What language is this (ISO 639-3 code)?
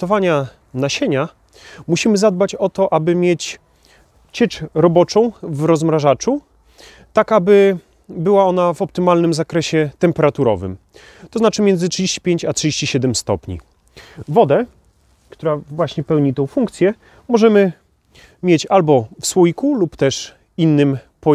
pol